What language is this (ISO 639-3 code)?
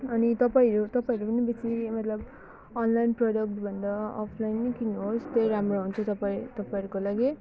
nep